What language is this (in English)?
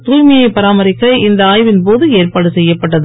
Tamil